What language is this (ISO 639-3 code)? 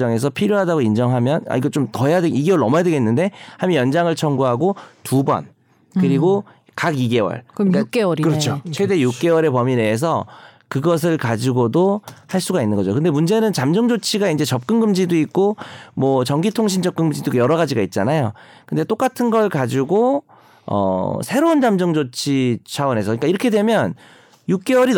kor